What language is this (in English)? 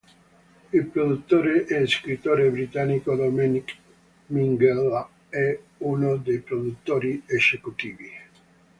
Italian